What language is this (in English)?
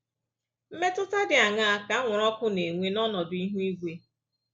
Igbo